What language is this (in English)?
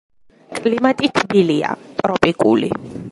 Georgian